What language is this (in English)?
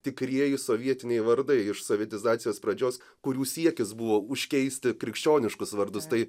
Lithuanian